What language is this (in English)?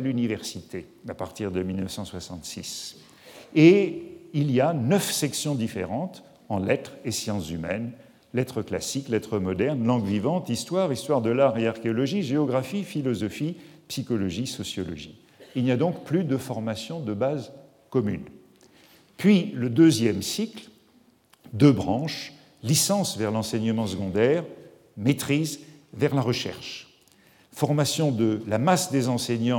French